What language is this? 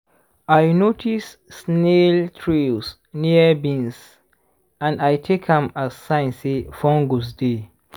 Nigerian Pidgin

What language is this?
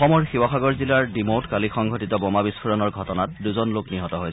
Assamese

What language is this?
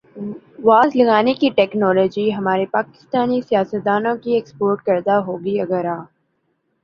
Urdu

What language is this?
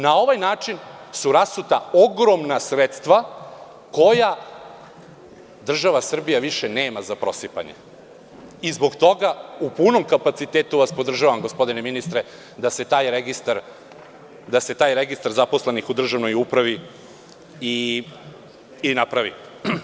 Serbian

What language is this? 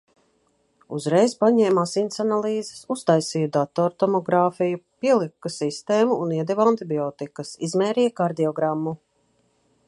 Latvian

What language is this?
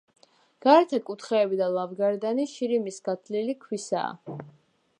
Georgian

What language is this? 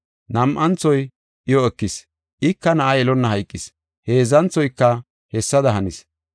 Gofa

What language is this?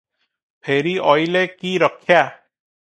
Odia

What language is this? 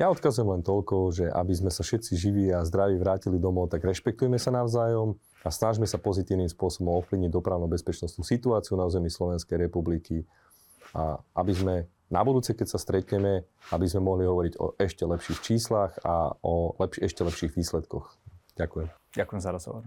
Slovak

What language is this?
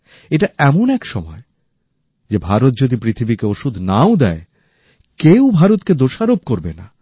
Bangla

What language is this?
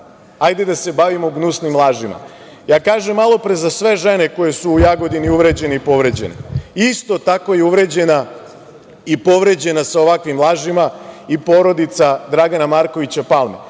Serbian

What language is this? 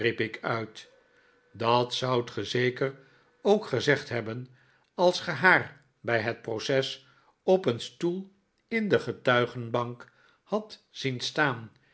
Dutch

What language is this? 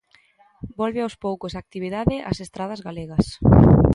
Galician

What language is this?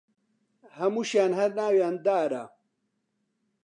Central Kurdish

